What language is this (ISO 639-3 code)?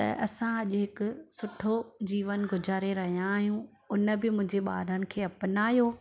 snd